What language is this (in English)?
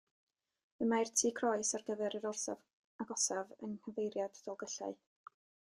Welsh